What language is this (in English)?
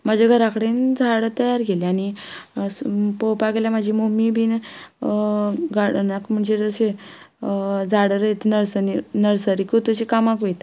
Konkani